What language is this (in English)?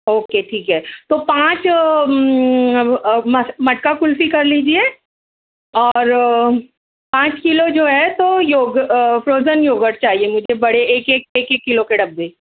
Urdu